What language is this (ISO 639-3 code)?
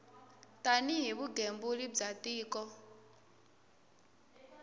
tso